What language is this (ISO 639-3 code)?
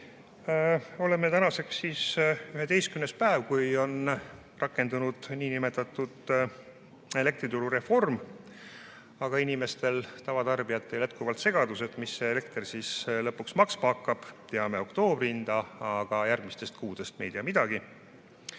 est